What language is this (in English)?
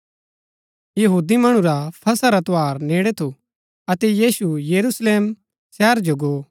Gaddi